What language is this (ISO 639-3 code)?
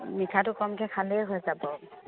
asm